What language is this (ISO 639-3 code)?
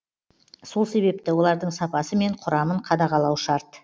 kaz